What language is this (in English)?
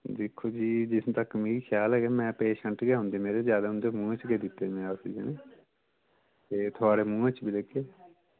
Dogri